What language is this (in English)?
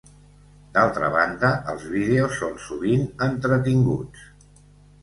Catalan